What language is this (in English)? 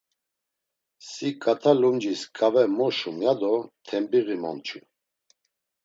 Laz